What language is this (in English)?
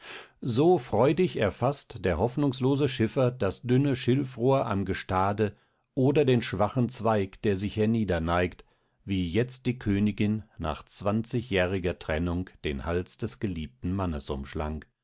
German